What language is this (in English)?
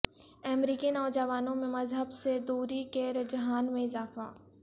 Urdu